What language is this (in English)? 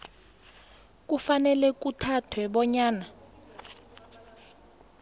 South Ndebele